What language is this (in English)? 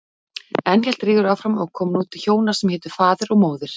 Icelandic